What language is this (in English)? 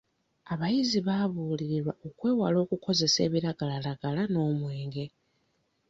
Ganda